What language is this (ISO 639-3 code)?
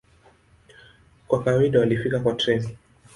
swa